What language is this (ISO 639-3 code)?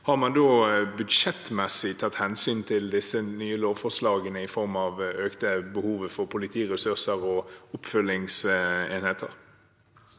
nor